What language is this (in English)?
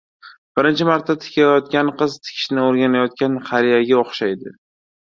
Uzbek